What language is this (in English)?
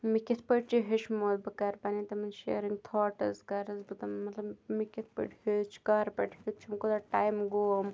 Kashmiri